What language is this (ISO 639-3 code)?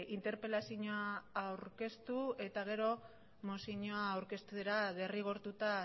eus